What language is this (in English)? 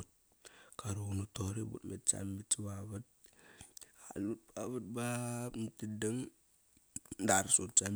Kairak